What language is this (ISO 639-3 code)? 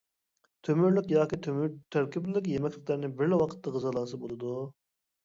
uig